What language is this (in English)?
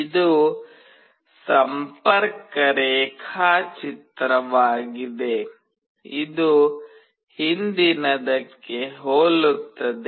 Kannada